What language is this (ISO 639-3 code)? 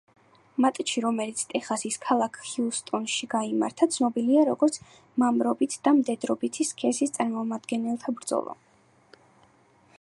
kat